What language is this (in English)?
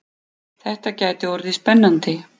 Icelandic